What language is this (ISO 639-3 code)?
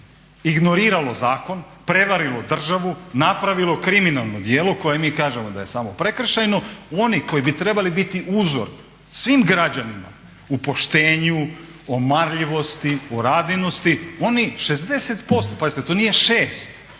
hrv